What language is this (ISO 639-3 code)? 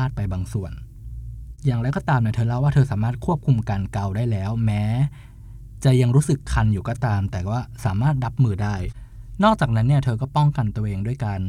tha